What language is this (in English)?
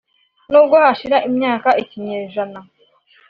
Kinyarwanda